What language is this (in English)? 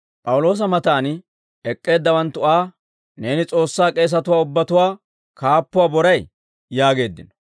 Dawro